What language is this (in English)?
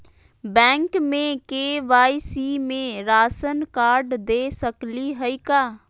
Magahi